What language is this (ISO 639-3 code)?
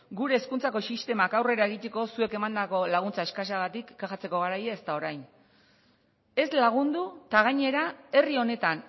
eus